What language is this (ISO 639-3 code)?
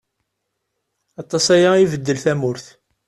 kab